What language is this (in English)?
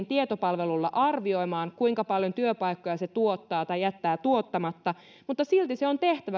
Finnish